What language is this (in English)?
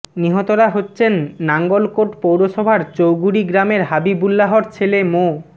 Bangla